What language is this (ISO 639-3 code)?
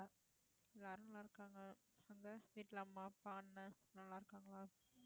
tam